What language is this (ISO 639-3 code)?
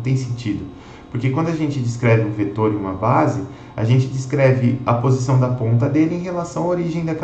por